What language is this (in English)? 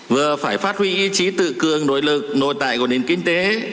Vietnamese